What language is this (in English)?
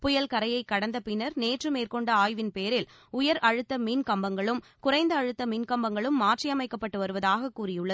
Tamil